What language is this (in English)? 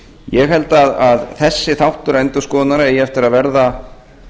Icelandic